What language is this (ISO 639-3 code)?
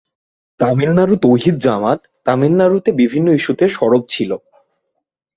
ben